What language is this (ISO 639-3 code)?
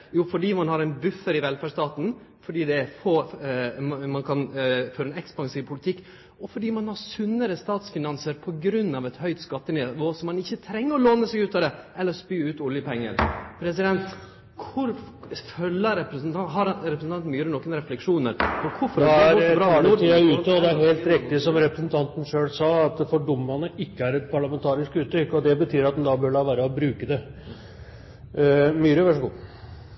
nor